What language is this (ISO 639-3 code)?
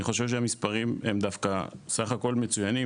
heb